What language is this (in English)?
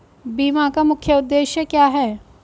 Hindi